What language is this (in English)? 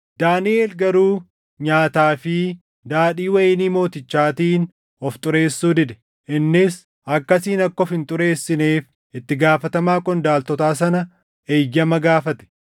Oromo